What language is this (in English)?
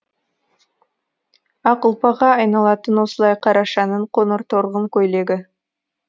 Kazakh